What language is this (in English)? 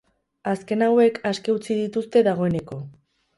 Basque